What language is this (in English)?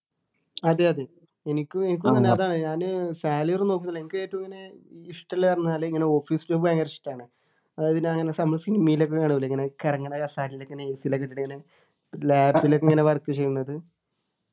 Malayalam